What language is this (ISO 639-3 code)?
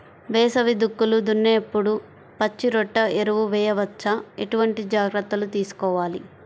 tel